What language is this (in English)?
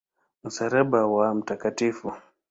Swahili